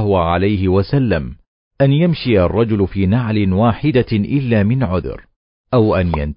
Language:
Arabic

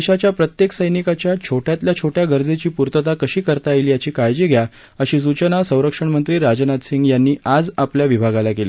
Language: Marathi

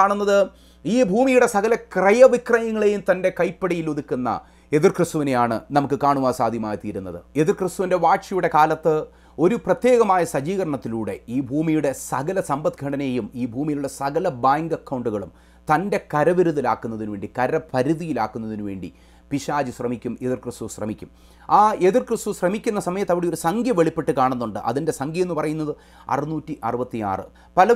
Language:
Romanian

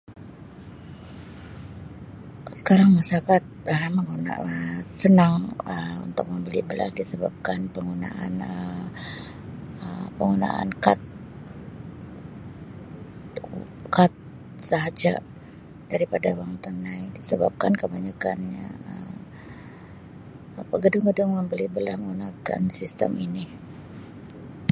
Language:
Sabah Malay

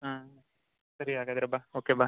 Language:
Kannada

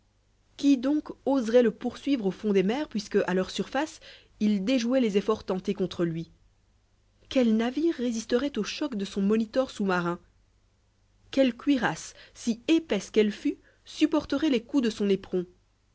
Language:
French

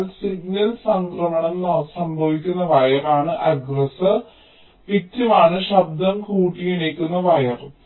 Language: Malayalam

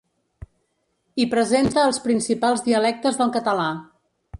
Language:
Catalan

